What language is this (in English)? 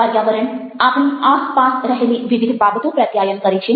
Gujarati